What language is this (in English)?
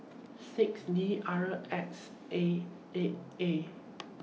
English